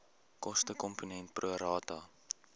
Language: Afrikaans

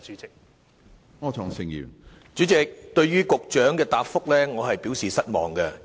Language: Cantonese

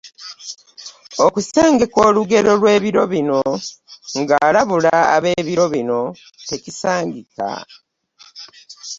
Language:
Ganda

